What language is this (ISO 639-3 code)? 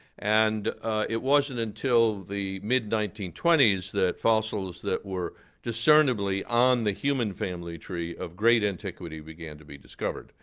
eng